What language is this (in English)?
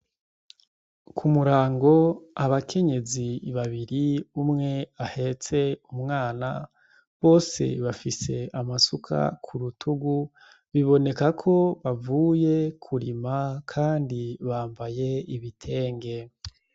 Rundi